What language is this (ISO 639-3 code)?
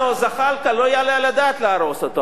heb